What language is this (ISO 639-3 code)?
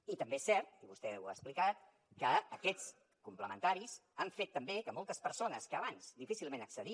cat